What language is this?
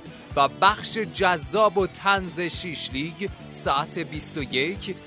Persian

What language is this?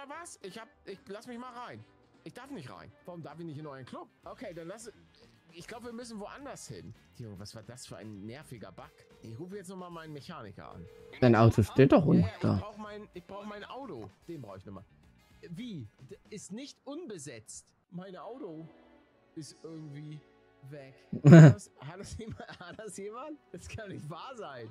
German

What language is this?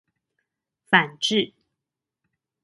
Chinese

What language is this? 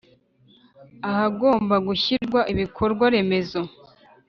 Kinyarwanda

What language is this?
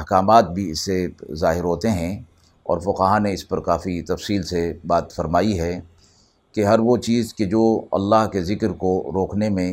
Urdu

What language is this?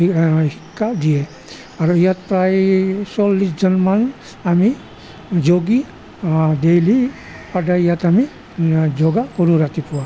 Assamese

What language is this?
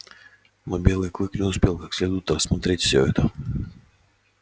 Russian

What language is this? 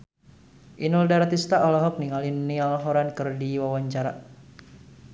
Sundanese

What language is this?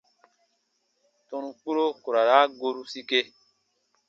Baatonum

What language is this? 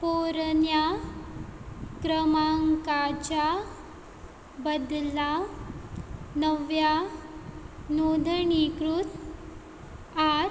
Konkani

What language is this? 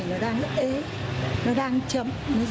Vietnamese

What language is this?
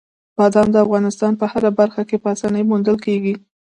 Pashto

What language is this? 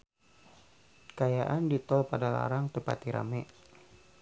Sundanese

